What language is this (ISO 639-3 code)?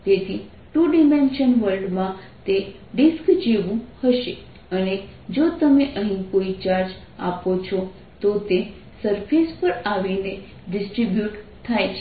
guj